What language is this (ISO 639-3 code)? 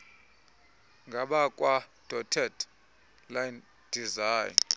xho